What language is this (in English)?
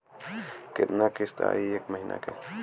Bhojpuri